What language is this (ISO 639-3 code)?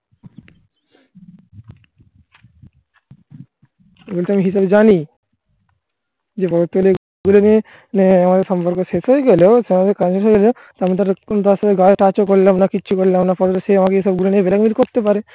ben